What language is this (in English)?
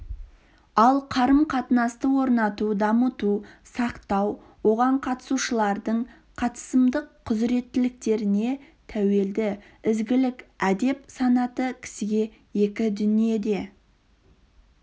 Kazakh